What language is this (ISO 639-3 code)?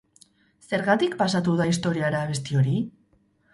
eus